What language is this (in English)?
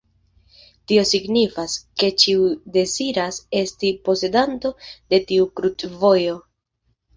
Esperanto